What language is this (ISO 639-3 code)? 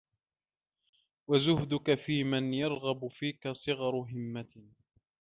ara